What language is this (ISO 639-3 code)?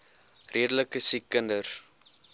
afr